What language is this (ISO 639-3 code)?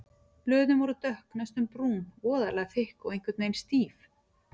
isl